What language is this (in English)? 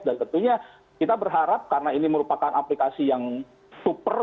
Indonesian